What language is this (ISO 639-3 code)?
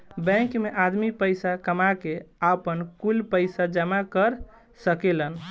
bho